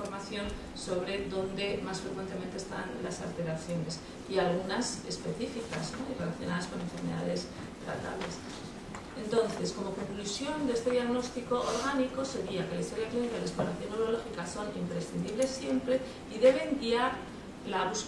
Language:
Spanish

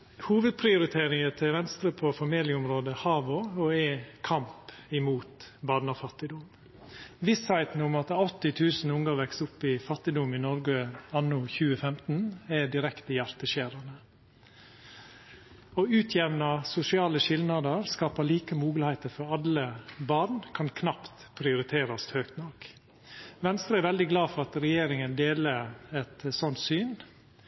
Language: Norwegian Nynorsk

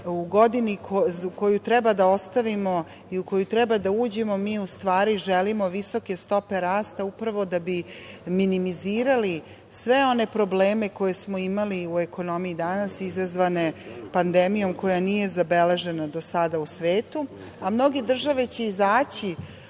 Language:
Serbian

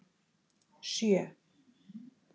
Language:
Icelandic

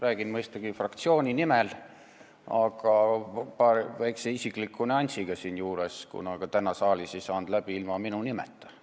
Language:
Estonian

